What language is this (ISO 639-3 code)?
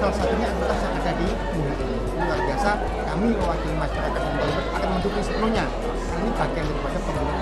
ind